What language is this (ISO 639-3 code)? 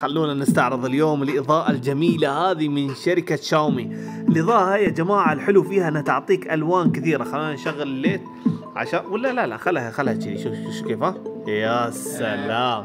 ara